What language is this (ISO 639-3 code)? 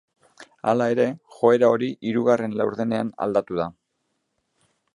eus